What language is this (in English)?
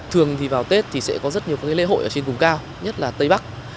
Vietnamese